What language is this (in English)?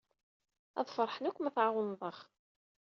Kabyle